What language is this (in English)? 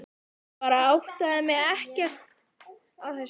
Icelandic